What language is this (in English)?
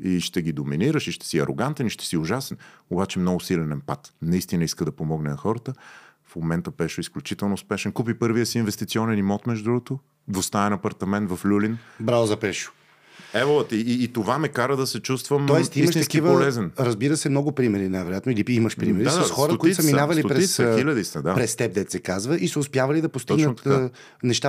Bulgarian